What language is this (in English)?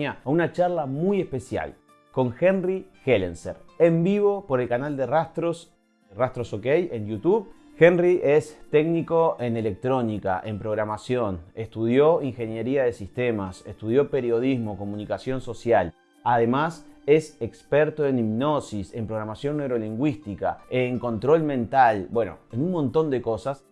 Spanish